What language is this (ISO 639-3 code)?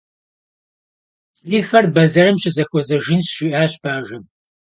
kbd